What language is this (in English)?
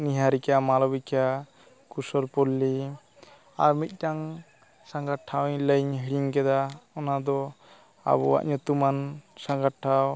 Santali